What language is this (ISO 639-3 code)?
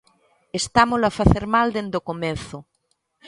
glg